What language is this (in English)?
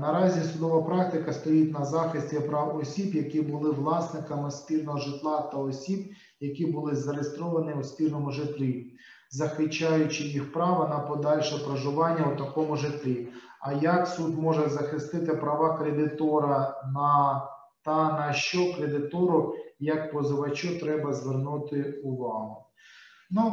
Ukrainian